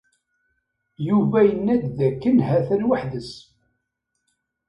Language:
Kabyle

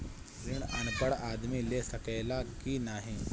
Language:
Bhojpuri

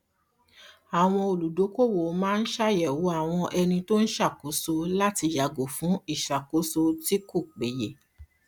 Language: Yoruba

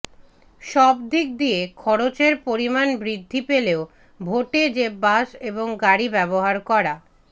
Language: Bangla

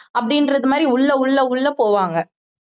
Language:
Tamil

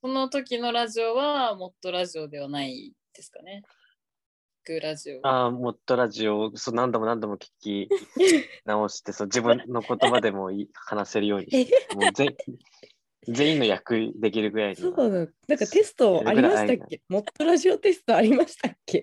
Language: Japanese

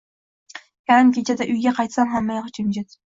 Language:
Uzbek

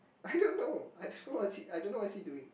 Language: English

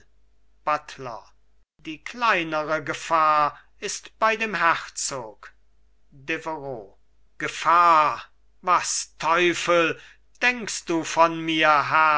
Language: German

